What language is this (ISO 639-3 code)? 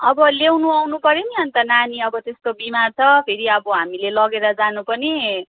nep